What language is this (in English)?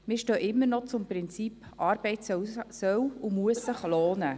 Swiss German